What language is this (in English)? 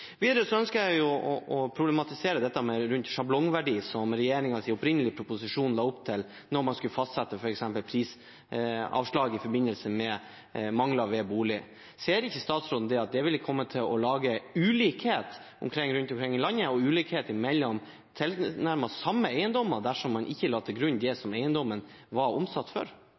Norwegian Bokmål